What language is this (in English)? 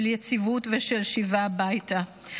Hebrew